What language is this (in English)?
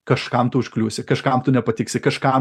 Lithuanian